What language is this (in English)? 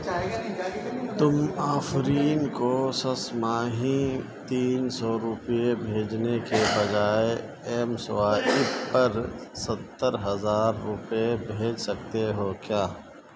Urdu